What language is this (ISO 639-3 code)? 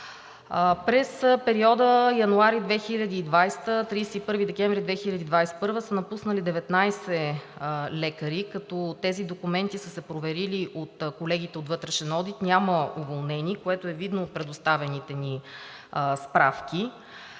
bul